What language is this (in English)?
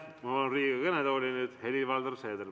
Estonian